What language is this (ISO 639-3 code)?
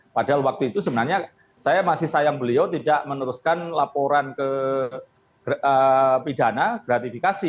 ind